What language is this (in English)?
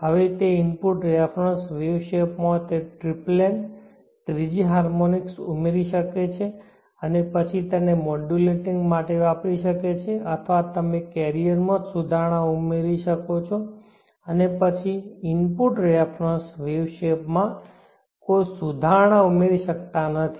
Gujarati